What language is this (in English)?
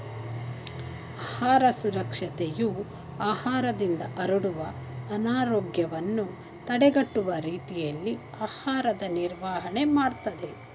Kannada